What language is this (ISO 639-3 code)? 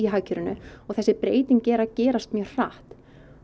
isl